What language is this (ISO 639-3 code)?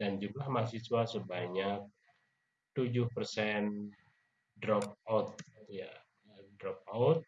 ind